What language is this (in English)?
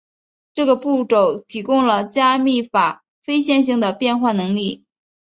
Chinese